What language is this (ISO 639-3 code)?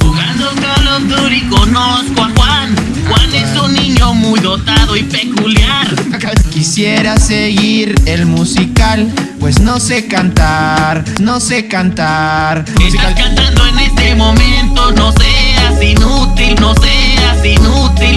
spa